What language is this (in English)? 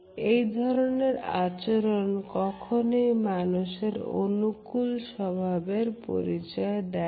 Bangla